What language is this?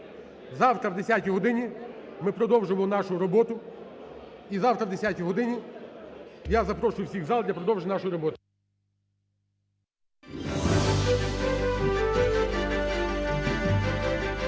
Ukrainian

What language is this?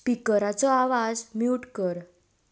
Konkani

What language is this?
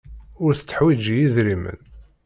Kabyle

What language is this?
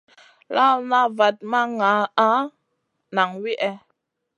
Masana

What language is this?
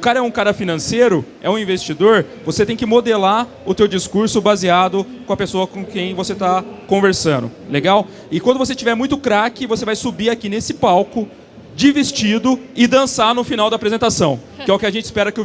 Portuguese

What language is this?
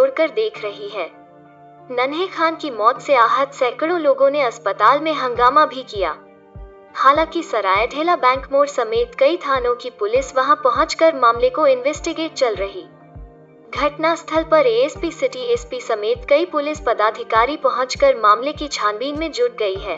Hindi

